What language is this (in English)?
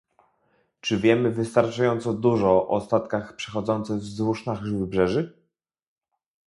Polish